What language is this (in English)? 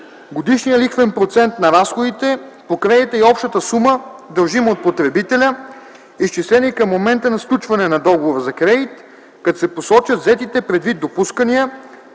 Bulgarian